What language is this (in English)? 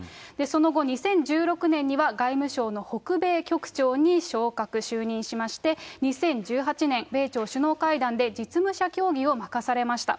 Japanese